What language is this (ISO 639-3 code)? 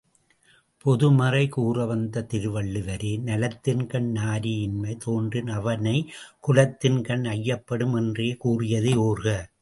tam